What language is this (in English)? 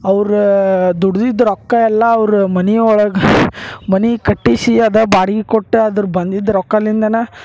Kannada